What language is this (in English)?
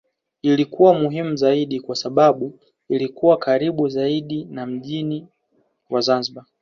Swahili